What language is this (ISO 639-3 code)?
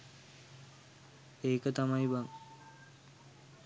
sin